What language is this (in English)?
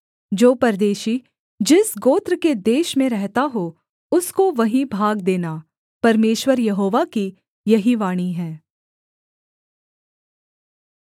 Hindi